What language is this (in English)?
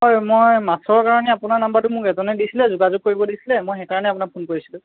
Assamese